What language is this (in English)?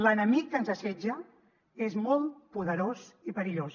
Catalan